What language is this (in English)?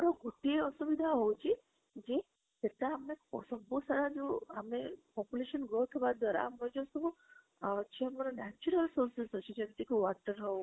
Odia